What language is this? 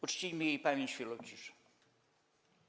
Polish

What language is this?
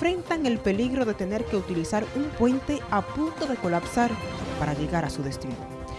Spanish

